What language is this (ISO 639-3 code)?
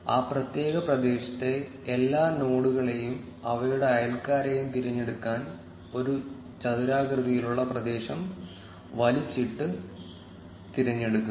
mal